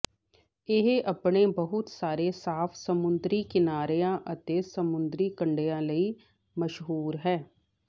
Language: Punjabi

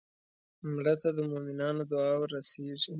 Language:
Pashto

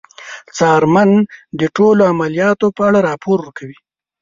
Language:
Pashto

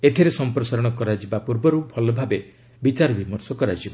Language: Odia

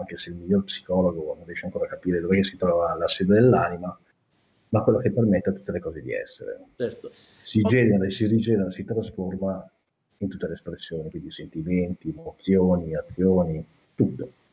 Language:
Italian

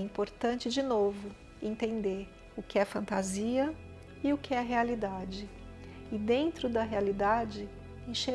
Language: Portuguese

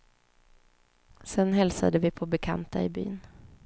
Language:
Swedish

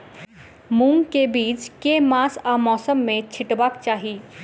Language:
Maithili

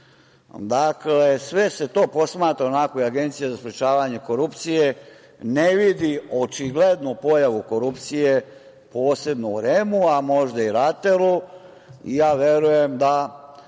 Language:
Serbian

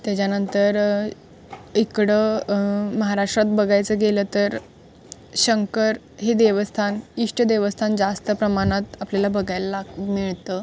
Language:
Marathi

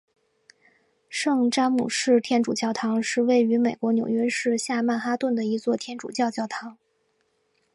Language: Chinese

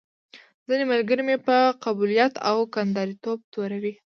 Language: Pashto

